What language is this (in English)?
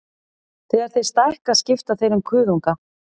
Icelandic